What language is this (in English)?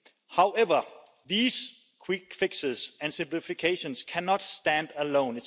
English